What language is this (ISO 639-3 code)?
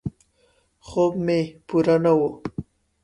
pus